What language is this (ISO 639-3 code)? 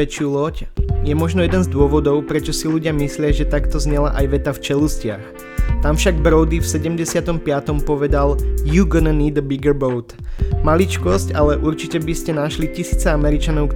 slk